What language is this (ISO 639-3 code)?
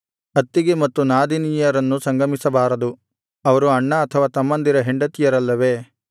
kan